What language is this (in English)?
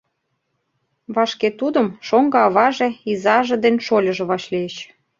Mari